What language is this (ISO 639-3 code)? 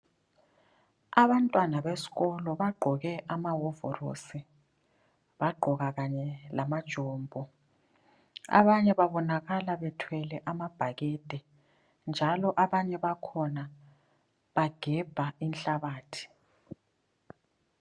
nde